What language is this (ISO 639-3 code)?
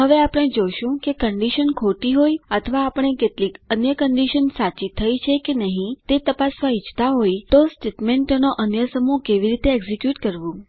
guj